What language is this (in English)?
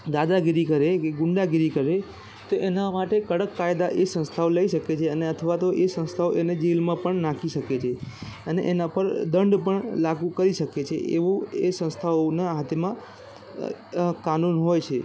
Gujarati